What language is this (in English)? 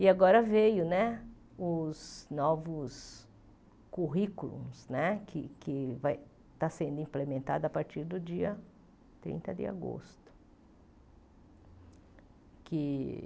Portuguese